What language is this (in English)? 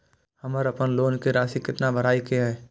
Maithili